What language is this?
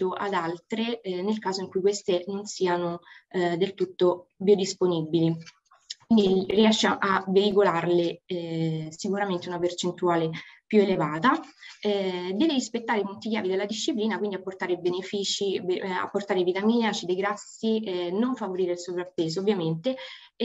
Italian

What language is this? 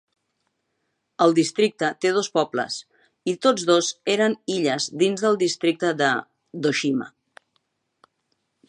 Catalan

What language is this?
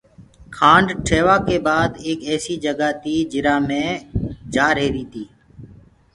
Gurgula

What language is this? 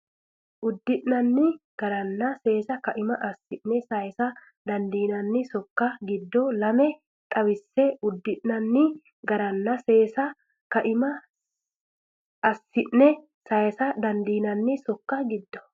Sidamo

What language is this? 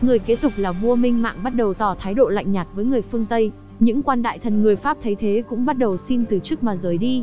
Vietnamese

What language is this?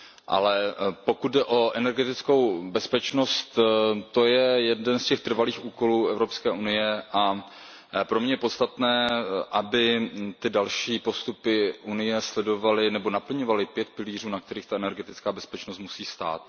Czech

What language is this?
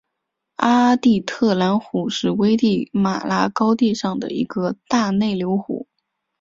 Chinese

